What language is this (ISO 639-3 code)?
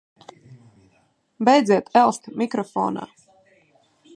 lav